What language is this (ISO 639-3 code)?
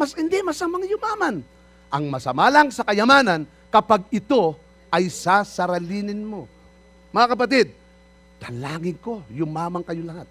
fil